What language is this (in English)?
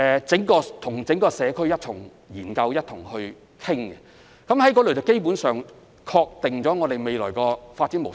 Cantonese